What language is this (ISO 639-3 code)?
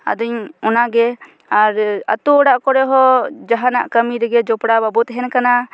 sat